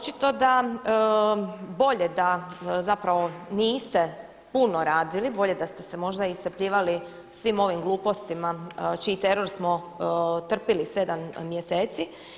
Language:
Croatian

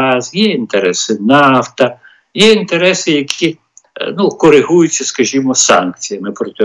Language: Ukrainian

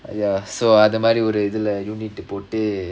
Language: English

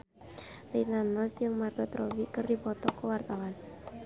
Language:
Sundanese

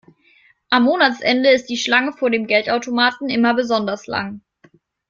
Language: German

